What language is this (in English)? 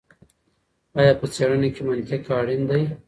Pashto